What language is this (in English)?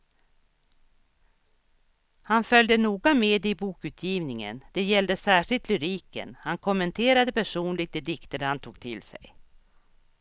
Swedish